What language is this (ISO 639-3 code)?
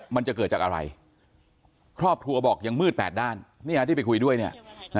tha